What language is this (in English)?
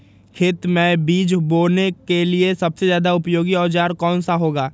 Magahi